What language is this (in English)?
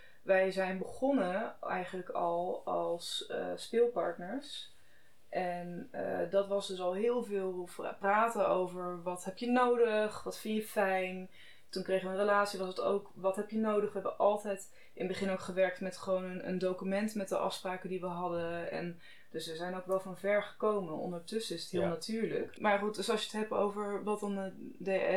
Dutch